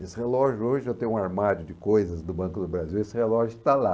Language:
Portuguese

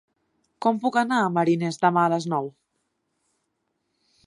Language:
Catalan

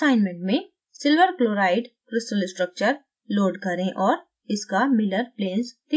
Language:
Hindi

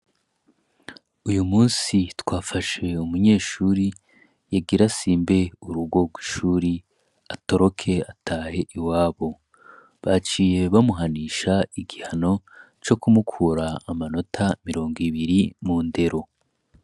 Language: Rundi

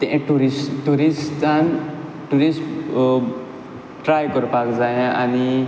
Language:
Konkani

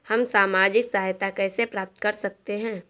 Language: Hindi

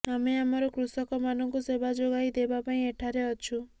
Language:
Odia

